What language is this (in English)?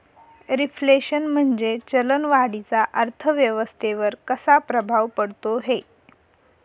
Marathi